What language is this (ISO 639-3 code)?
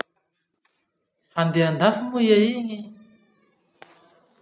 msh